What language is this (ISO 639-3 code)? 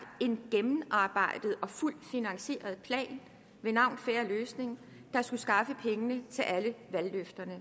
dan